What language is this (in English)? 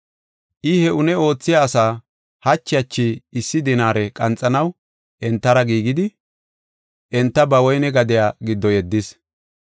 Gofa